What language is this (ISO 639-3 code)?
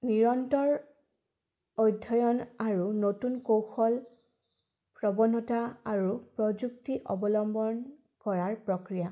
asm